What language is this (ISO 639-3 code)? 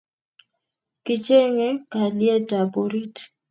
kln